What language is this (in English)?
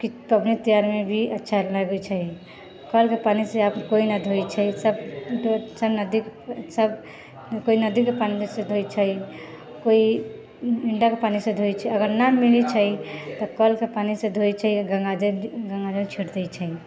Maithili